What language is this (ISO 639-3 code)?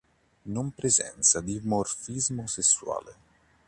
ita